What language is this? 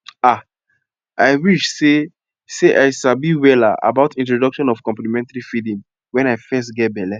Nigerian Pidgin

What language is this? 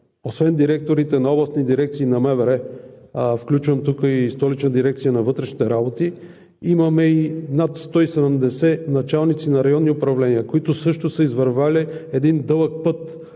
Bulgarian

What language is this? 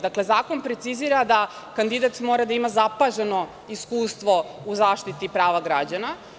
Serbian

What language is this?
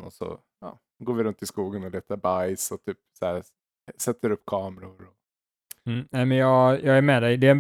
Swedish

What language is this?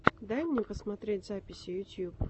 Russian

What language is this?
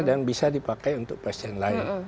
Indonesian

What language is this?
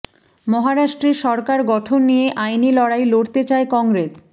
Bangla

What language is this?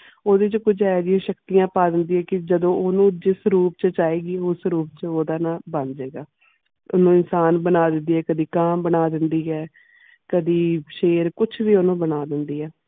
Punjabi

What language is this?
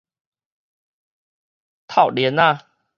Min Nan Chinese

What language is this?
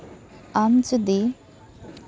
Santali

